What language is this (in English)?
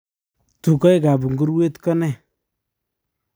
Kalenjin